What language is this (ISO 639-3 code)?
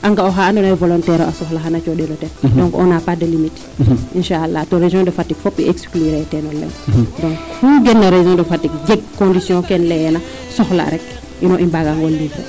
srr